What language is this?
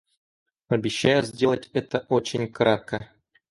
Russian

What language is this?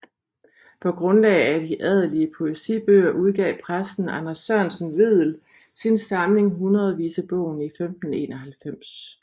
Danish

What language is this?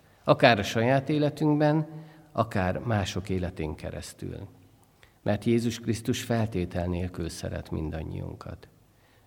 Hungarian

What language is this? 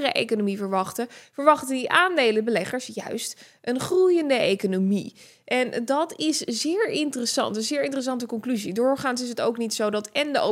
Dutch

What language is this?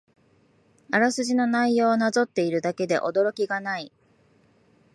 Japanese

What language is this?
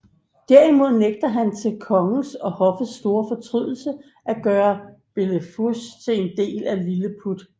Danish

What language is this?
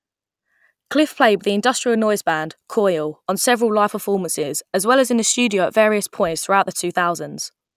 English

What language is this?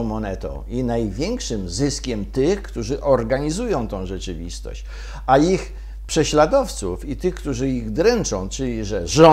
Polish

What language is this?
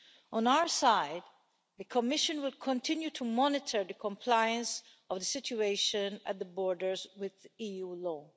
English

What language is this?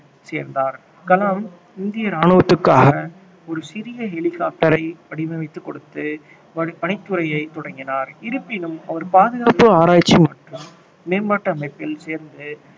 Tamil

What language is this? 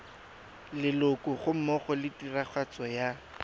Tswana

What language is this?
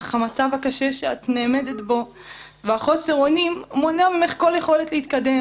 Hebrew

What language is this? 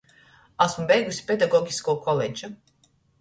Latgalian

